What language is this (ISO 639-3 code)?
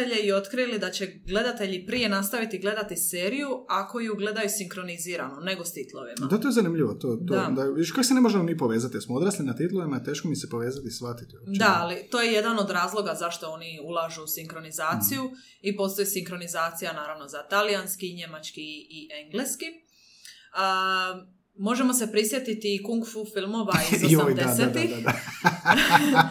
hrv